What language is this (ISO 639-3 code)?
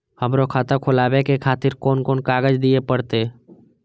mai